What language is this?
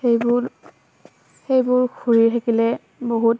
Assamese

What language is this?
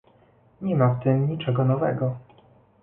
Polish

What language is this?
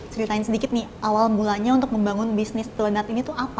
Indonesian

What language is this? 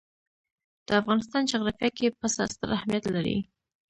Pashto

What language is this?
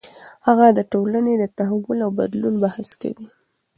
Pashto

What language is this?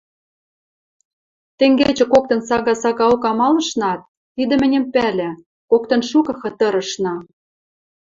Western Mari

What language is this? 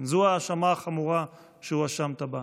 Hebrew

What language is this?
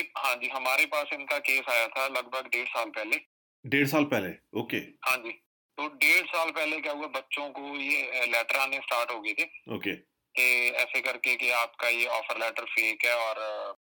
Punjabi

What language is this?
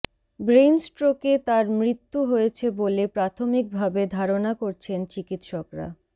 Bangla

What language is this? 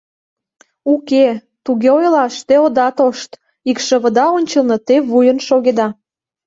Mari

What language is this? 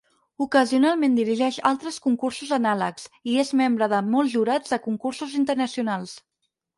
Catalan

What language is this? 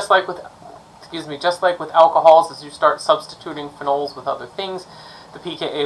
English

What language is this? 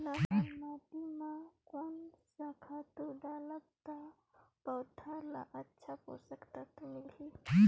Chhattisgarhi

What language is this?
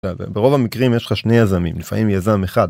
Hebrew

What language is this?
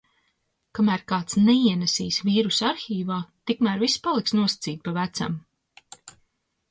Latvian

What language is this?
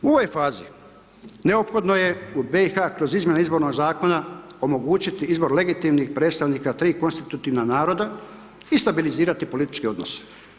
Croatian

